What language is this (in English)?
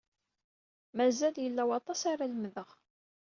Kabyle